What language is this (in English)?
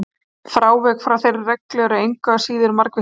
Icelandic